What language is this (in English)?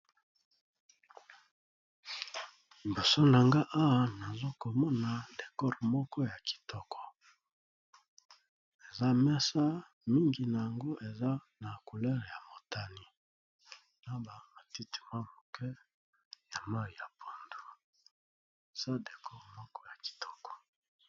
Lingala